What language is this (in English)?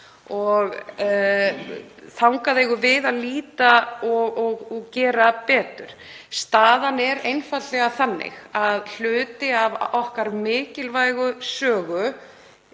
Icelandic